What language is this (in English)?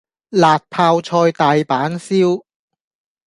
Cantonese